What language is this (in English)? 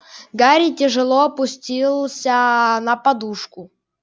Russian